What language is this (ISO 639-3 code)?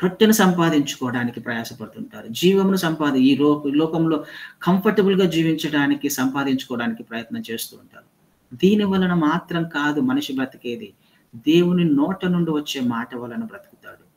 tel